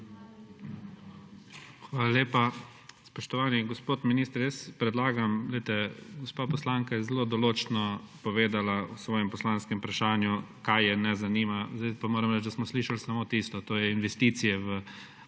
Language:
Slovenian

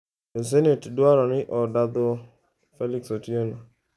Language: Luo (Kenya and Tanzania)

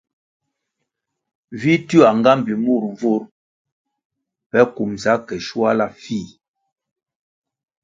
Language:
Kwasio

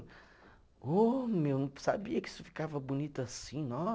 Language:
Portuguese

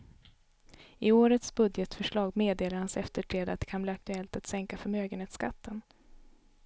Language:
Swedish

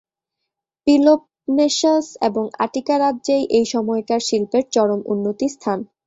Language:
Bangla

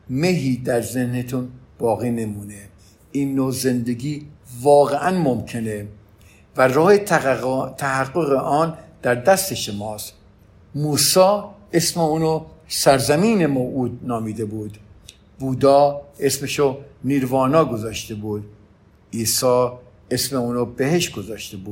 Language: Persian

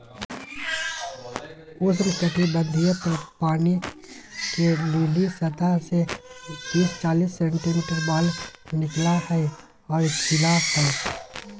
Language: Magahi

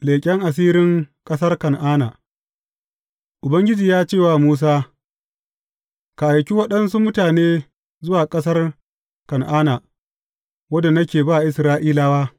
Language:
Hausa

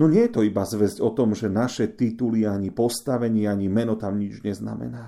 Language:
Slovak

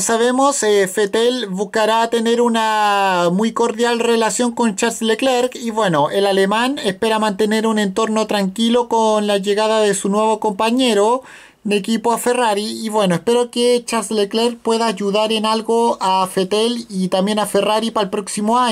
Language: Spanish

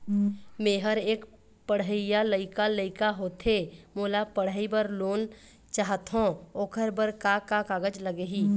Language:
Chhattisgarhi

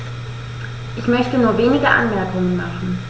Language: German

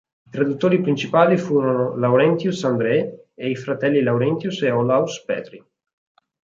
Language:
Italian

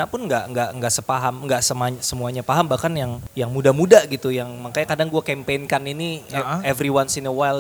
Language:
Indonesian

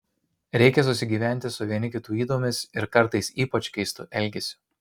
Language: Lithuanian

